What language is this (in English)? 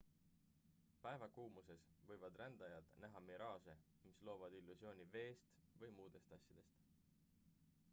Estonian